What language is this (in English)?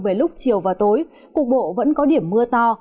Vietnamese